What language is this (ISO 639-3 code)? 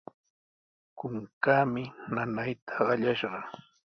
qws